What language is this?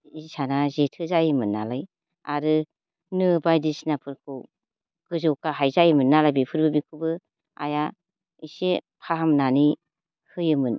Bodo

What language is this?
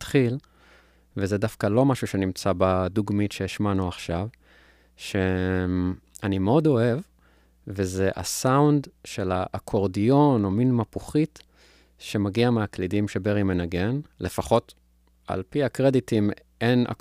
Hebrew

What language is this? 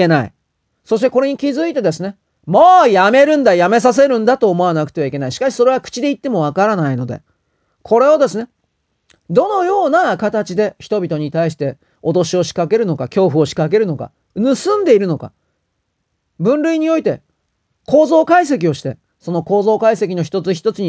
Japanese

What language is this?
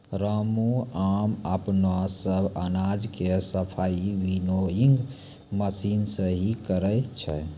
Maithili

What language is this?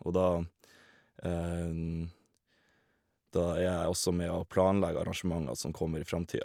Norwegian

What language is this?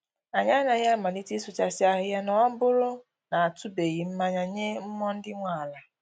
Igbo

